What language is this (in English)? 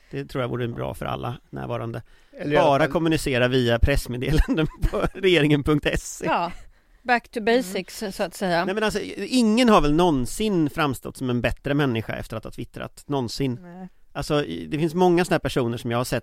Swedish